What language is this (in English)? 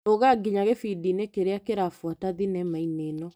Kikuyu